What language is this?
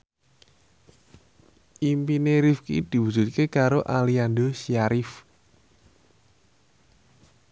Javanese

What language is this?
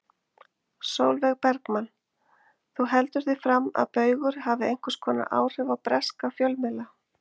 Icelandic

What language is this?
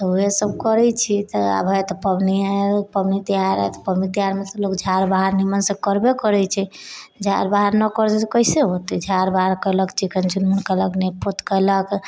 Maithili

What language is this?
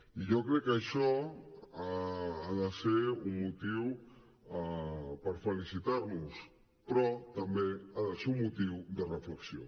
Catalan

